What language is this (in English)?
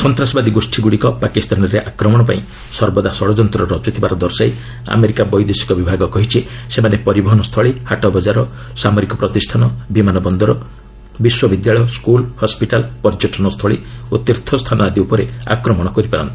Odia